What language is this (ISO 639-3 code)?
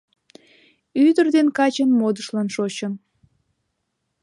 chm